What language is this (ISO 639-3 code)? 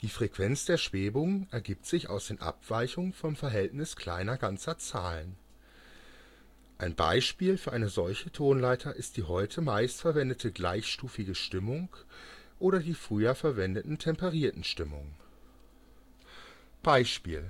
deu